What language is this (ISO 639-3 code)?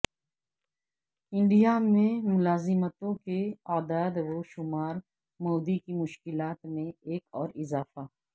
urd